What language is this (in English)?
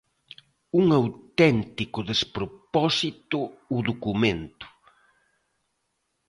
Galician